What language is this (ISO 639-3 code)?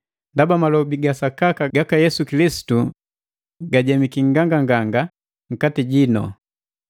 mgv